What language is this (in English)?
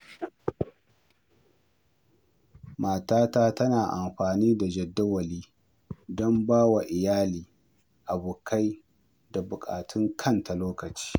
Hausa